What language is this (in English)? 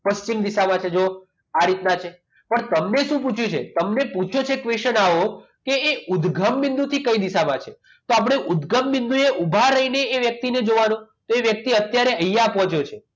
Gujarati